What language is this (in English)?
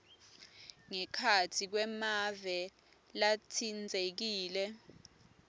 Swati